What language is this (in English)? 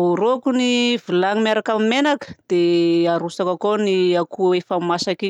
Southern Betsimisaraka Malagasy